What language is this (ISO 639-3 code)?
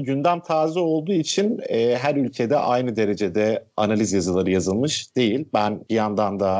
tur